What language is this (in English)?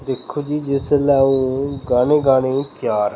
Dogri